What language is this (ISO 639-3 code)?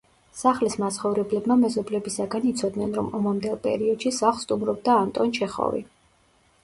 kat